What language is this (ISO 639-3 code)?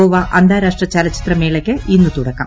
mal